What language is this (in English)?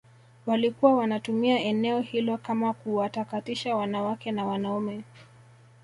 Swahili